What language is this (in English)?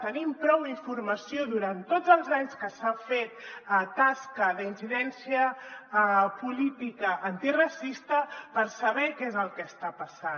Catalan